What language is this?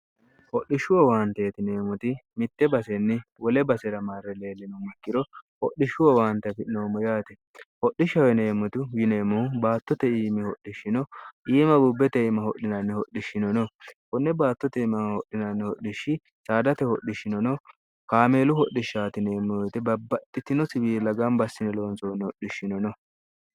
Sidamo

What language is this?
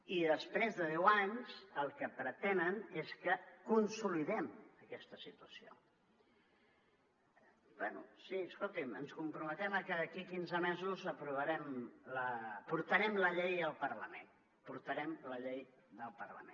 Catalan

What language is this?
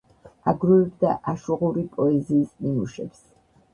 Georgian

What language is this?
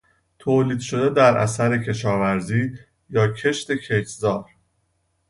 Persian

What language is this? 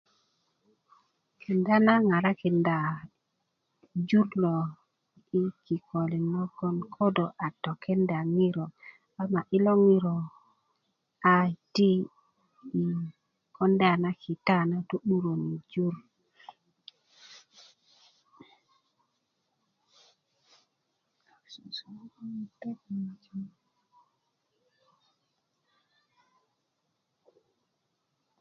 Kuku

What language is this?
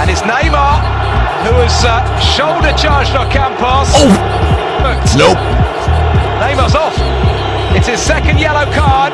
English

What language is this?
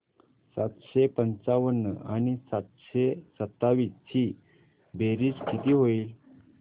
Marathi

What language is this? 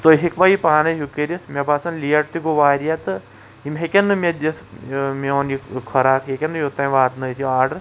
Kashmiri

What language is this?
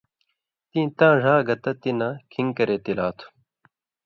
Indus Kohistani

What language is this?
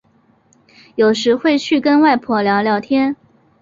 Chinese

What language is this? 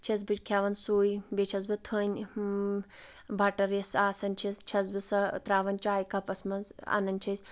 Kashmiri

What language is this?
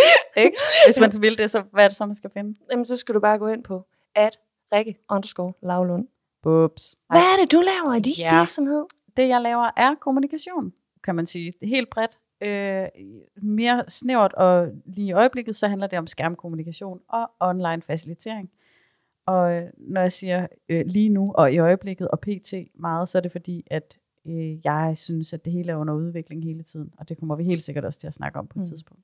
Danish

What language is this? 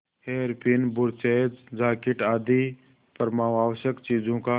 Hindi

